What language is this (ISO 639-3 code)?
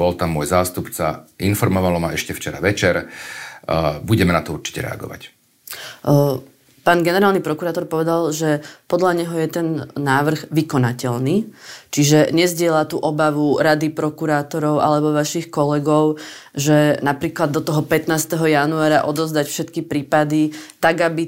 slk